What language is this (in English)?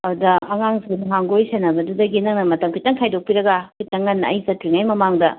Manipuri